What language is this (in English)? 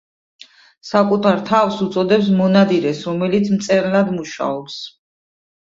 Georgian